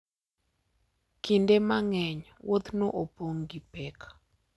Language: Luo (Kenya and Tanzania)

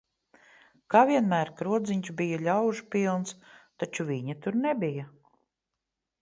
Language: Latvian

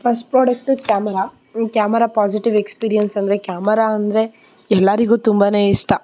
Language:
Kannada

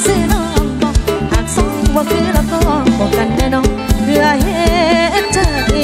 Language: Thai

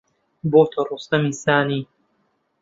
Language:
Central Kurdish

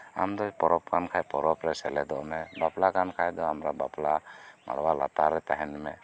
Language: Santali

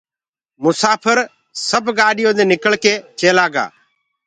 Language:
Gurgula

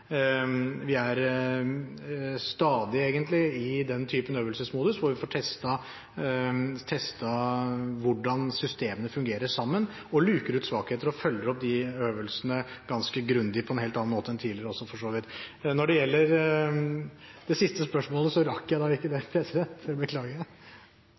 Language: Norwegian Bokmål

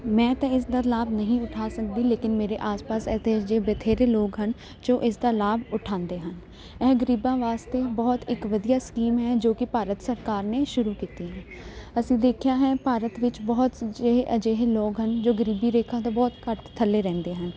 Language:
Punjabi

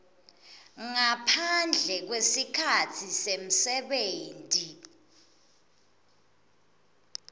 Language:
Swati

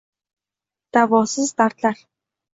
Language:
Uzbek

